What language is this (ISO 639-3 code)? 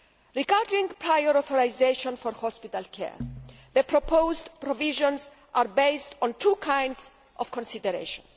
eng